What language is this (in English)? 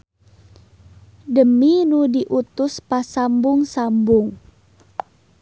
Sundanese